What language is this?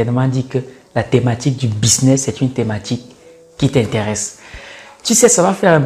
French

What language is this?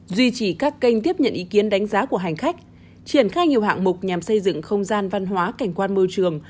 Vietnamese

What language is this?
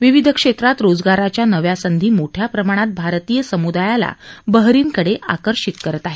Marathi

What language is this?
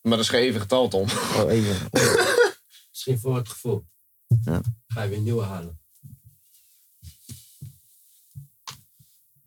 Dutch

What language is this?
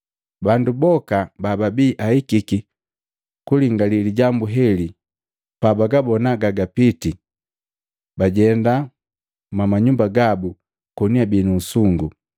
Matengo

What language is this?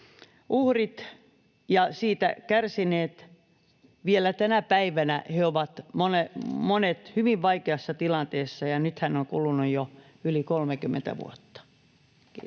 Finnish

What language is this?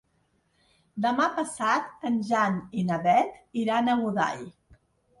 Catalan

